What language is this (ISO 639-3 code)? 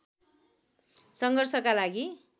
nep